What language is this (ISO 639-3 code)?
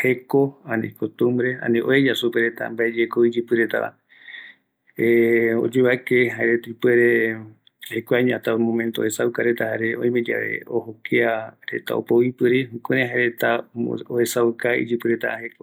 gui